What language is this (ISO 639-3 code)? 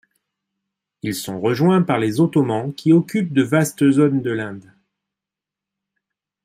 fra